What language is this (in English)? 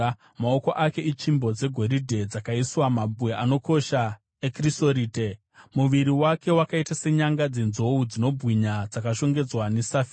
Shona